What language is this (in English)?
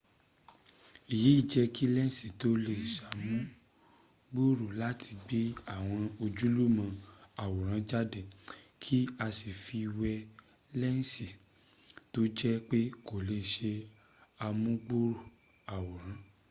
Yoruba